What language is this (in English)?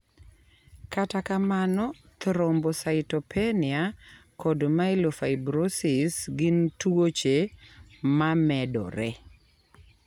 Luo (Kenya and Tanzania)